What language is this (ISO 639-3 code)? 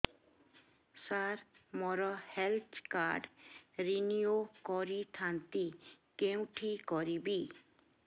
ori